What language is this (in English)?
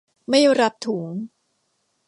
Thai